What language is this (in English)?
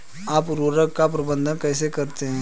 Hindi